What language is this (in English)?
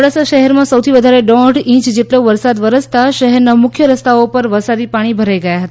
Gujarati